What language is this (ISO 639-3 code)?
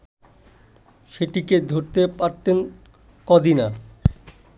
ben